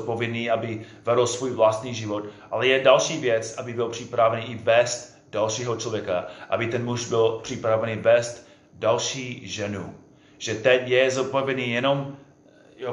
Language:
Czech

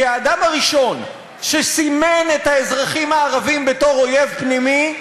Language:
Hebrew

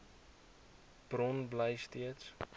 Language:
Afrikaans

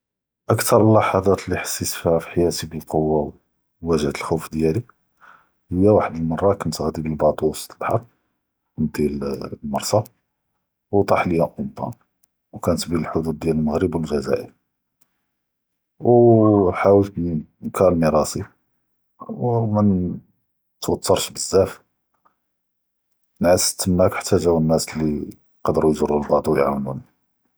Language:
Judeo-Arabic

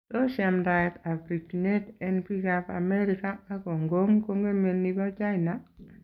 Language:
Kalenjin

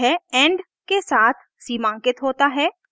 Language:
Hindi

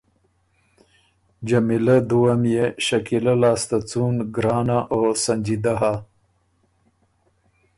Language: Ormuri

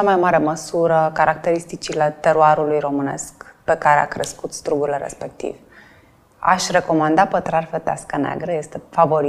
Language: Romanian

